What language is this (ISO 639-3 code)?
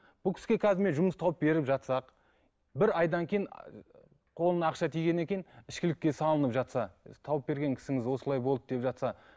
kaz